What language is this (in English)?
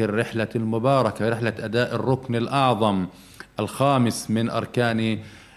Arabic